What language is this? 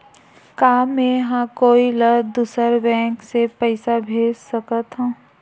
Chhattisgarhi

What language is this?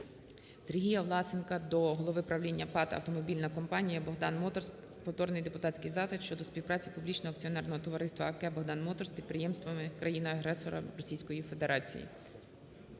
Ukrainian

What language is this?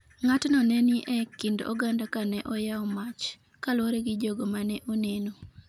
Luo (Kenya and Tanzania)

